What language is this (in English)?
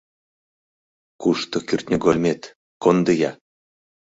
Mari